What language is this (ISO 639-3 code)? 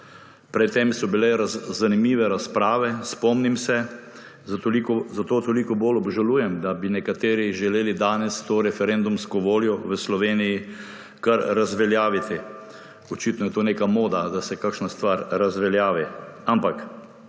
slv